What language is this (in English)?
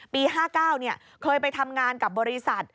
Thai